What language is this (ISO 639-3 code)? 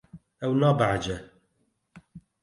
kur